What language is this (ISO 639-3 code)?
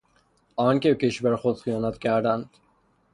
fas